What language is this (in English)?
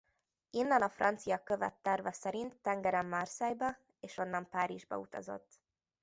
Hungarian